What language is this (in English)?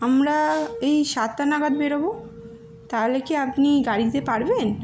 Bangla